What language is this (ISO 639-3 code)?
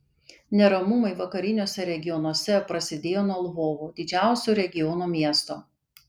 lit